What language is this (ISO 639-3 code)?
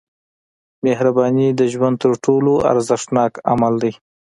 pus